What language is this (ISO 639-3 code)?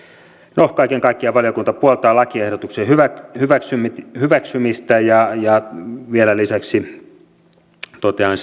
fin